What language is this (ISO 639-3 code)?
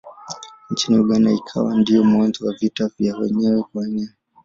swa